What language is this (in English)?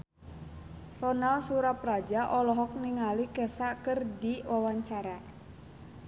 Sundanese